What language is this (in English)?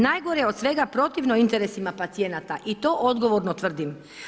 Croatian